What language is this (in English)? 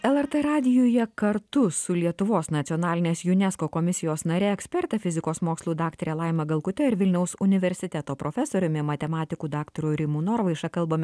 Lithuanian